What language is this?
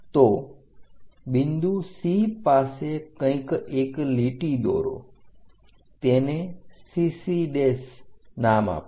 Gujarati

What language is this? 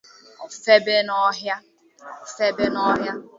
Igbo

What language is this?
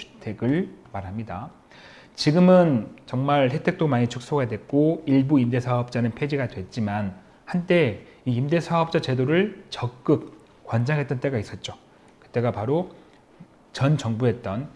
Korean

